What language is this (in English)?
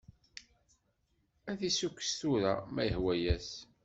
Kabyle